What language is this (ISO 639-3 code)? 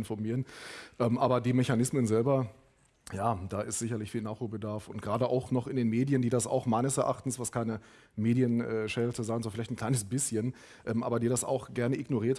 deu